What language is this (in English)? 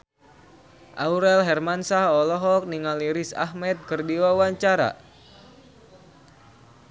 Sundanese